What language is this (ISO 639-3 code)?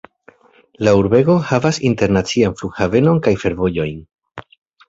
epo